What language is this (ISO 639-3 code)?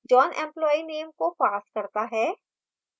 hin